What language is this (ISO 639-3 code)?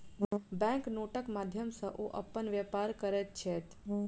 mai